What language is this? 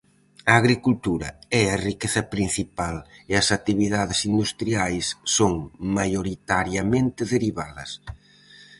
Galician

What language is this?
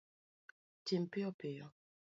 Luo (Kenya and Tanzania)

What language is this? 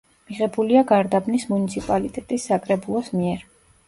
Georgian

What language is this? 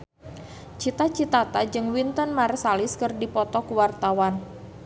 Sundanese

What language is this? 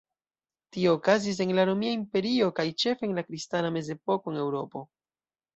Esperanto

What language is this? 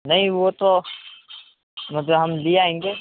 Urdu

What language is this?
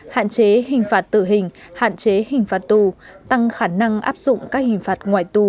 Vietnamese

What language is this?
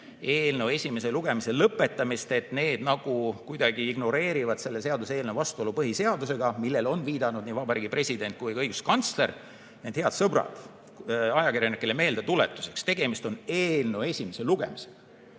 Estonian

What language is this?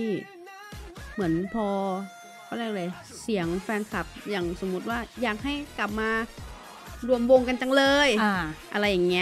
Thai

